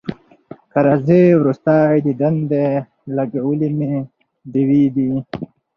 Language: Pashto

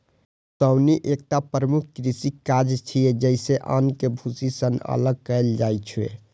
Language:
Maithili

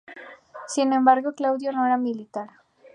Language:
Spanish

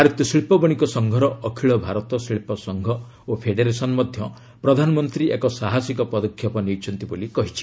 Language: Odia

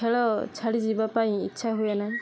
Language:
Odia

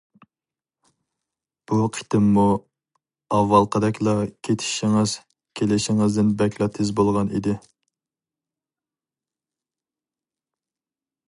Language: Uyghur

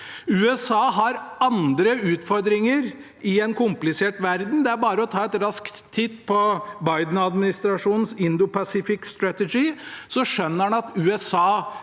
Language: Norwegian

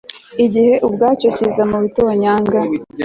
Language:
Kinyarwanda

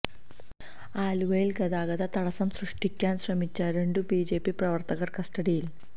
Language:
Malayalam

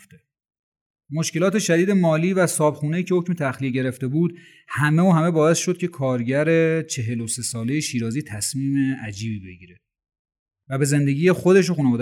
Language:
Persian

